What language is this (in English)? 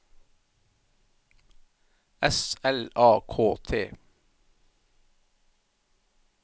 Norwegian